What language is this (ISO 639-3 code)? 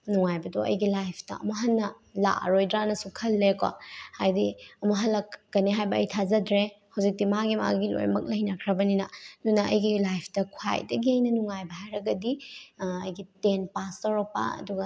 mni